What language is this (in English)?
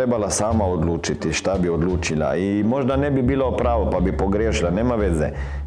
Croatian